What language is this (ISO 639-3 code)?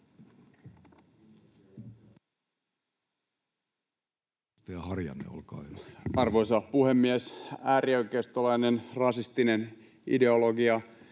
fin